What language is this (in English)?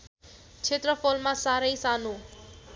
Nepali